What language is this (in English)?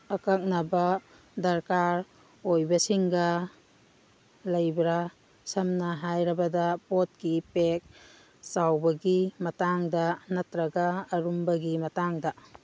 Manipuri